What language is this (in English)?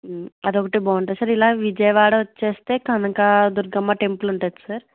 Telugu